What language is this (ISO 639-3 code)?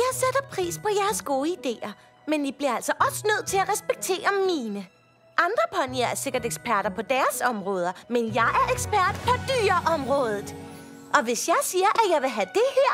dan